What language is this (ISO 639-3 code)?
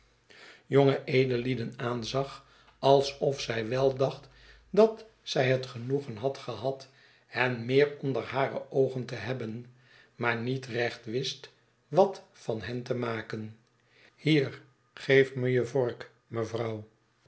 nld